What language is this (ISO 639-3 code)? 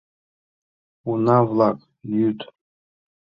chm